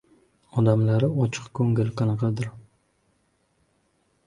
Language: Uzbek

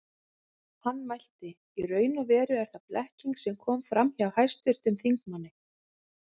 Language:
Icelandic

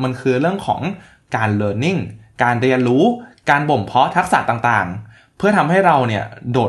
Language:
Thai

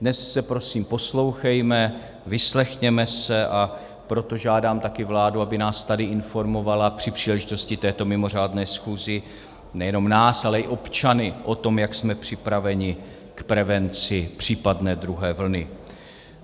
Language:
Czech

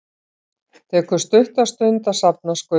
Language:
Icelandic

